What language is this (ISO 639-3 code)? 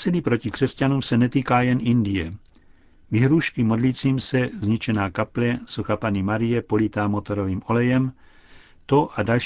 ces